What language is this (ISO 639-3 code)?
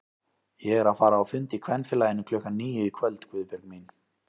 isl